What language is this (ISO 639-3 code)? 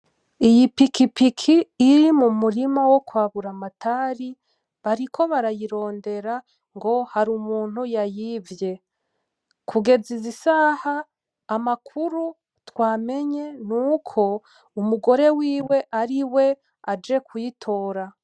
run